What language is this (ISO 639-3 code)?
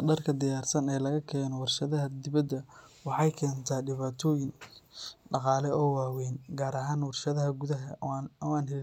som